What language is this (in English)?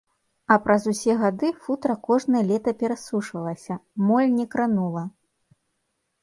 Belarusian